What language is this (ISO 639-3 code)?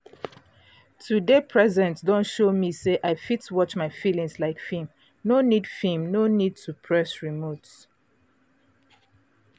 pcm